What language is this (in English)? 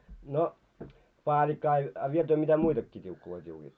Finnish